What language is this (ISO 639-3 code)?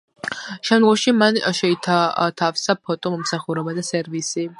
kat